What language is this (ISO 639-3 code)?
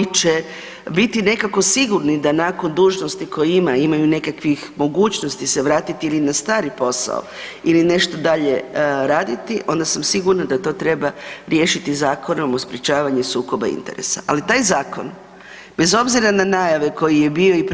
hrv